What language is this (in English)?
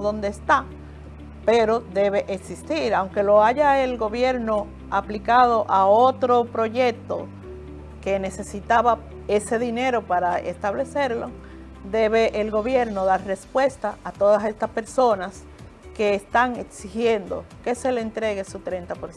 Spanish